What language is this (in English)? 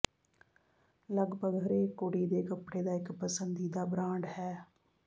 Punjabi